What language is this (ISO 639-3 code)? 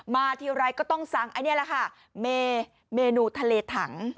tha